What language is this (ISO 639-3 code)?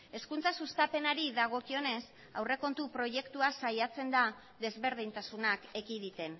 eus